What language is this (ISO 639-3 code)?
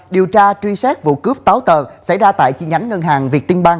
vie